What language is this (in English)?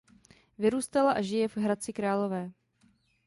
Czech